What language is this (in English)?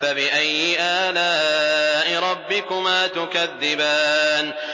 Arabic